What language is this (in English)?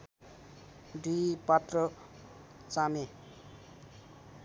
Nepali